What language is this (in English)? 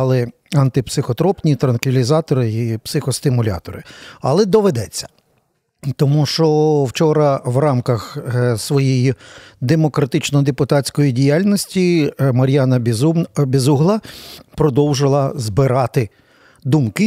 Ukrainian